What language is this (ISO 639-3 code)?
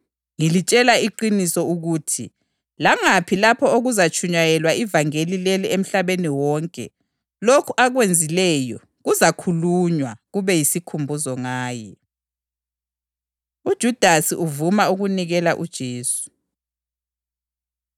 nde